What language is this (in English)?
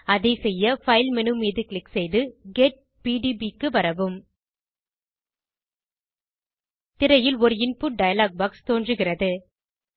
Tamil